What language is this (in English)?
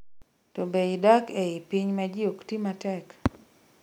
Luo (Kenya and Tanzania)